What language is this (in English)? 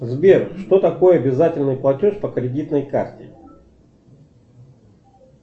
Russian